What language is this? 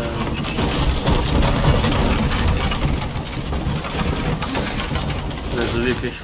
German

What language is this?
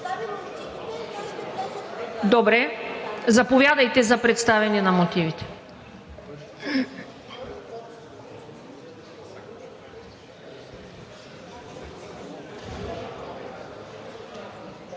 Bulgarian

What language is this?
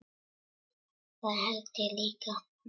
Icelandic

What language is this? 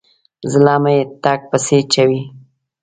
Pashto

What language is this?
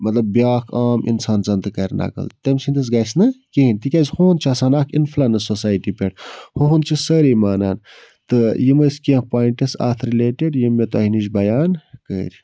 Kashmiri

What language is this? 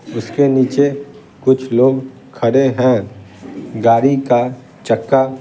Hindi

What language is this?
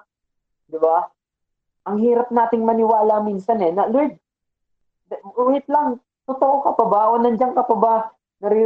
Filipino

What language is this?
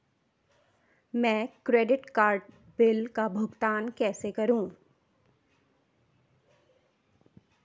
Hindi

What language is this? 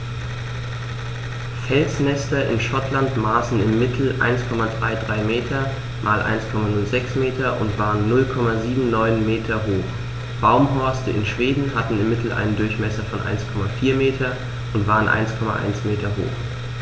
German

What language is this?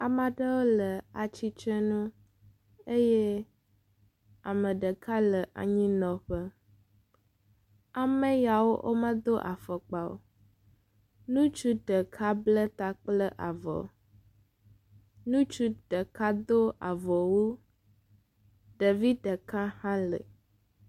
Ewe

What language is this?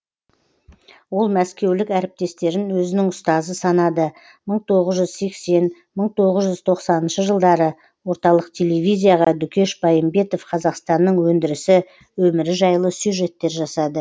Kazakh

